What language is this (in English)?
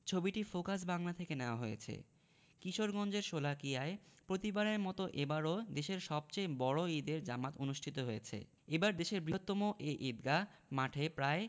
Bangla